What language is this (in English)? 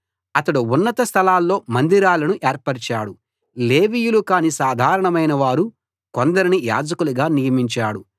Telugu